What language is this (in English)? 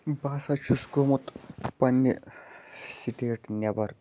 Kashmiri